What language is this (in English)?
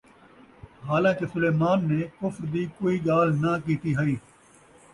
Saraiki